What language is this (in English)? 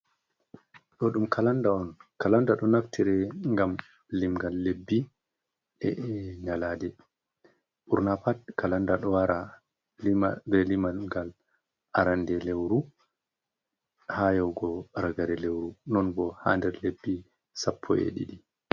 Fula